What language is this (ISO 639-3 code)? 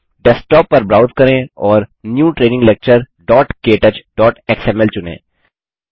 hin